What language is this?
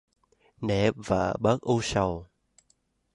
Vietnamese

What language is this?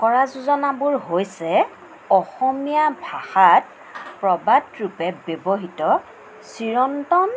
Assamese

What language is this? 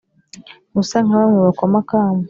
Kinyarwanda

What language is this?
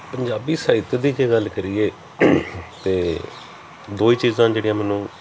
Punjabi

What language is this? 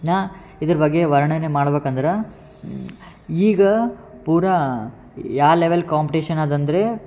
Kannada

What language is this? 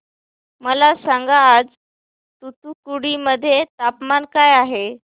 Marathi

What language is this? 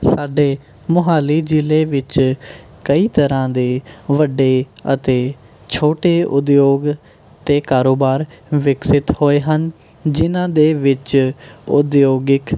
Punjabi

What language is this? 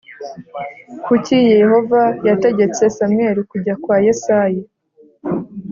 Kinyarwanda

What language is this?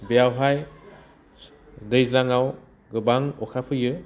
Bodo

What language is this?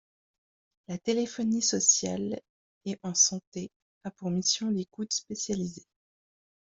French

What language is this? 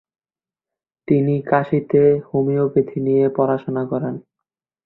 Bangla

